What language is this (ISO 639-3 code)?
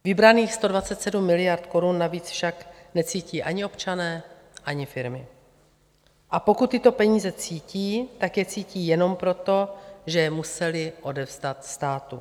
ces